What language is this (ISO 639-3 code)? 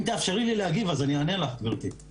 heb